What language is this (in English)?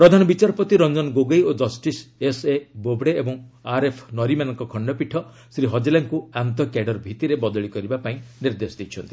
Odia